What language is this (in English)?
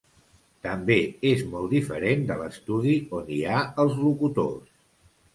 Catalan